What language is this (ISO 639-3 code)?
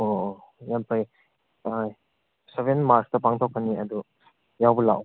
mni